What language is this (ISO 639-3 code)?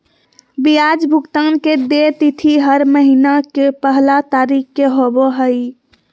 mag